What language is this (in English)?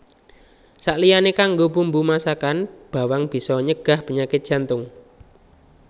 Javanese